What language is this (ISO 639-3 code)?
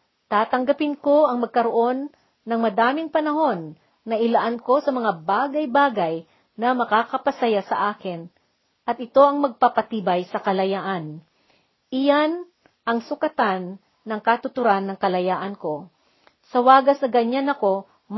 fil